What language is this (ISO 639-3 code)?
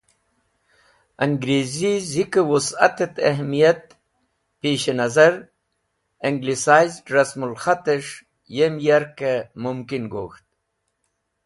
wbl